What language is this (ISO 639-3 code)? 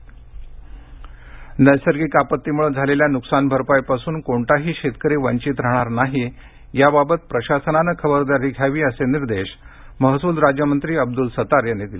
mar